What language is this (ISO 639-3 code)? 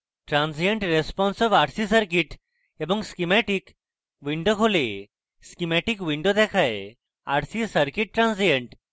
ben